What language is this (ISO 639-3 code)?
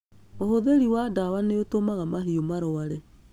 kik